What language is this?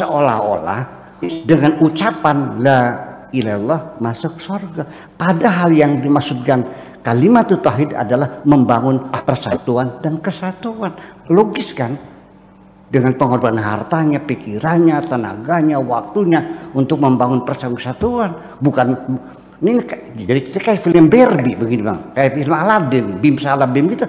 Indonesian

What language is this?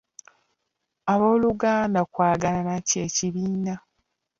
Ganda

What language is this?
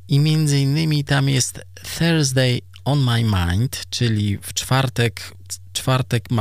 Polish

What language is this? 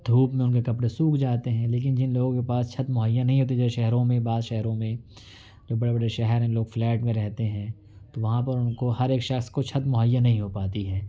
Urdu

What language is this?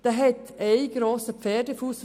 Swiss German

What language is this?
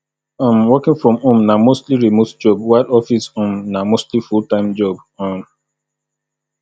Nigerian Pidgin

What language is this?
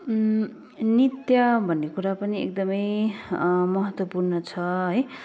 Nepali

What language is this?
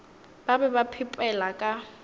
Northern Sotho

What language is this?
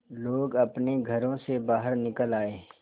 Hindi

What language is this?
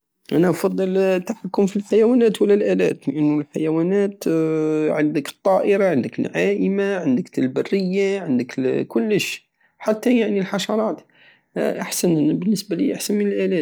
Algerian Saharan Arabic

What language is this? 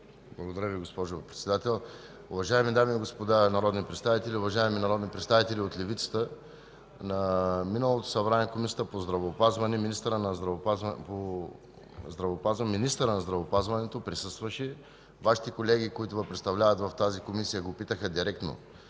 Bulgarian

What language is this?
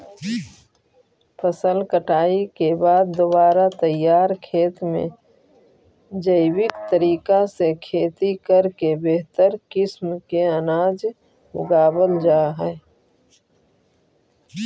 Magahi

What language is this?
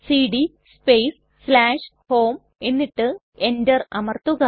Malayalam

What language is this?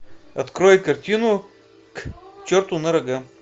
Russian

